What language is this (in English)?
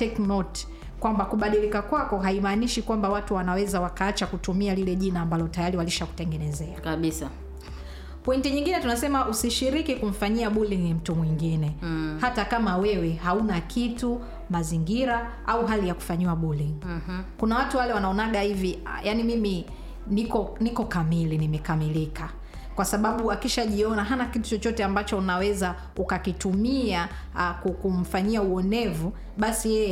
Swahili